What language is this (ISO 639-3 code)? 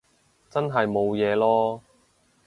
yue